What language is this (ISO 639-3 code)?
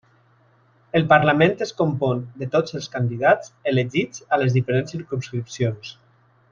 cat